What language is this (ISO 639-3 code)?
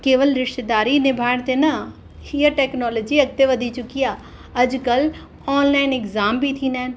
snd